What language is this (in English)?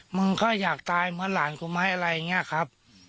Thai